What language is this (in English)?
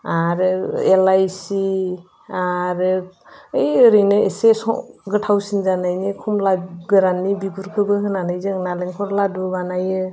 Bodo